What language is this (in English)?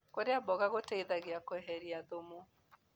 Kikuyu